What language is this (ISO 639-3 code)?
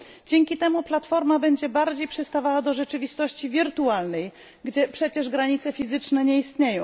pol